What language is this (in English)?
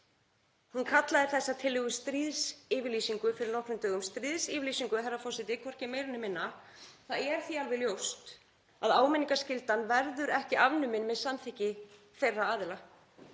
Icelandic